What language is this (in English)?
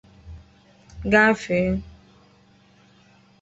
Igbo